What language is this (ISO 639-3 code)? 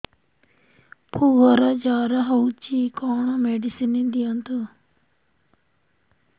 ori